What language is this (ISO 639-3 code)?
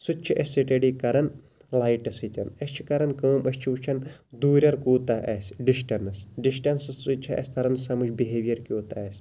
kas